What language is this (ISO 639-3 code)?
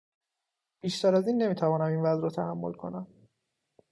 fas